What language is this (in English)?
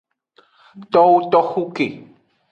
Aja (Benin)